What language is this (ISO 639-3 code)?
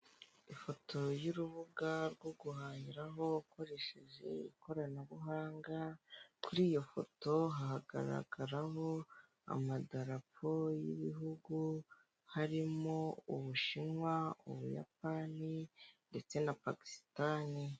kin